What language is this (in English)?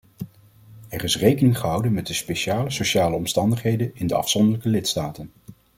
Dutch